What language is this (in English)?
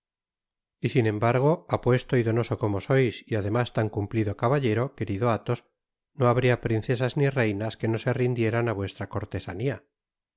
Spanish